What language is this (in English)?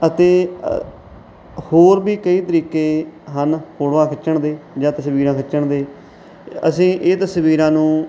Punjabi